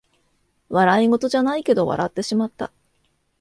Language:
Japanese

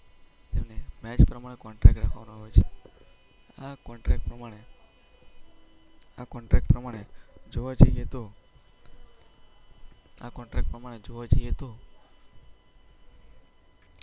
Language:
Gujarati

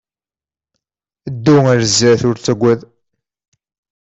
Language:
Kabyle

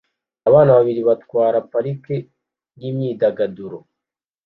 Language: Kinyarwanda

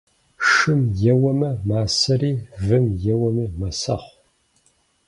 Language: Kabardian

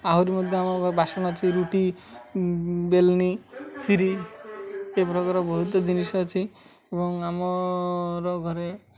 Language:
Odia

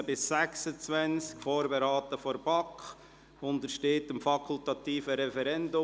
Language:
Swiss German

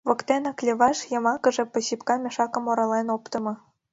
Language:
Mari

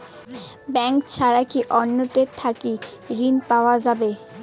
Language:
Bangla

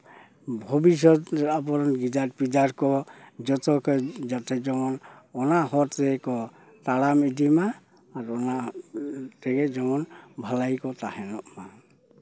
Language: Santali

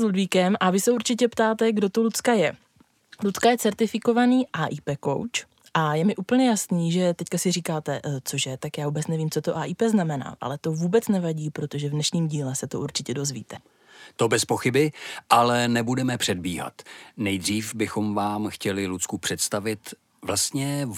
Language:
Czech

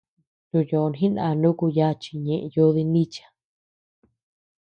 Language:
Tepeuxila Cuicatec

